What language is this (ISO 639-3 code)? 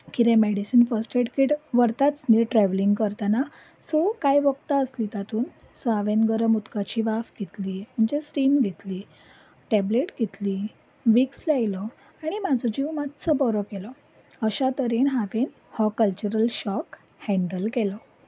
kok